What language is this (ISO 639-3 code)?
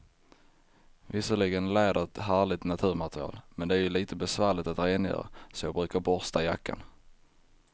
swe